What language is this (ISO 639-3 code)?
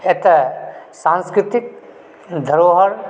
mai